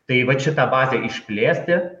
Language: Lithuanian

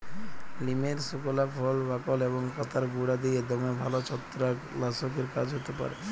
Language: Bangla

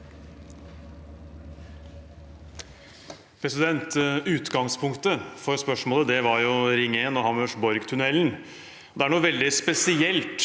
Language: Norwegian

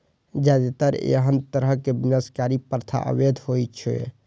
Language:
Maithili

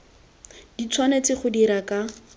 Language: Tswana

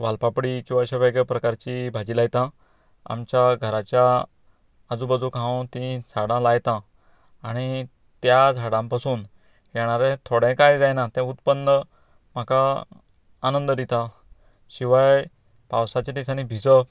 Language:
Konkani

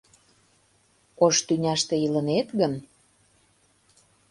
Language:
Mari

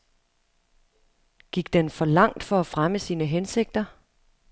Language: Danish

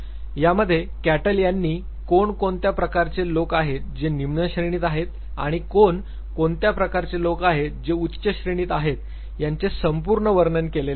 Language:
Marathi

